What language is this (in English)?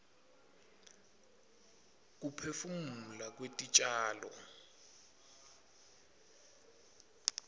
Swati